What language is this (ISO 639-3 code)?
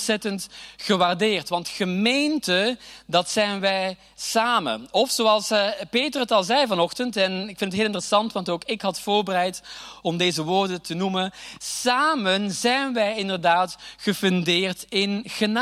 nld